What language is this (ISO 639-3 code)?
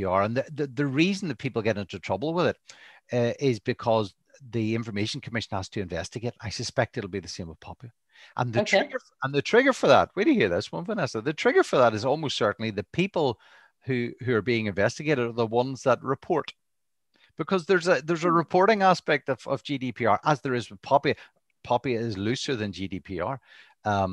eng